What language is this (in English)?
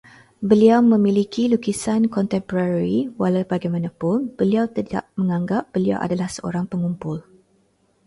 Malay